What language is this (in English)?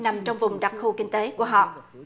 Vietnamese